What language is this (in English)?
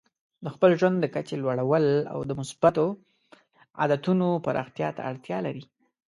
Pashto